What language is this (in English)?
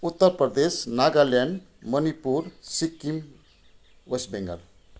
Nepali